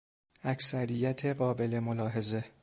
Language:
Persian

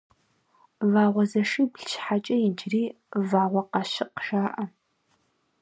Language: Kabardian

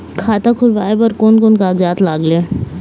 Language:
Chhattisgarhi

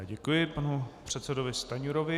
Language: Czech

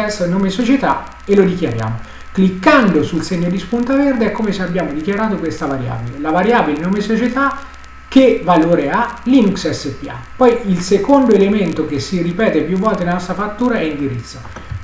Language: Italian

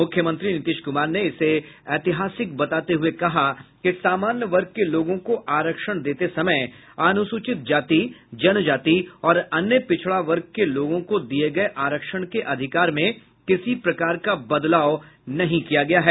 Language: Hindi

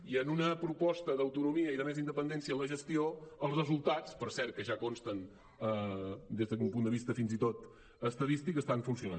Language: Catalan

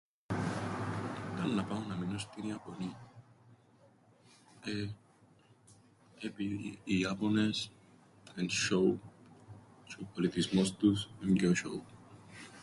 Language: Greek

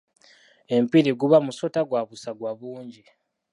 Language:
Ganda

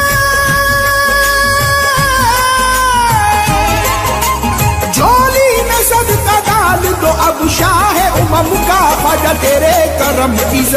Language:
Arabic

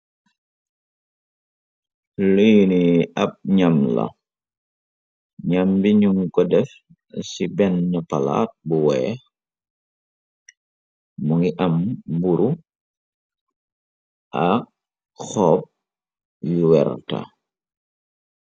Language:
Wolof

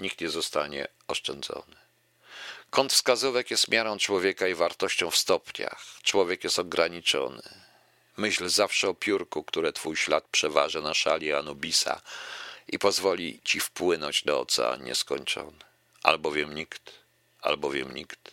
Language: Polish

